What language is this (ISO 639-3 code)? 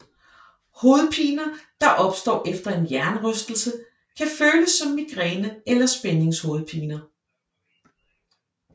dan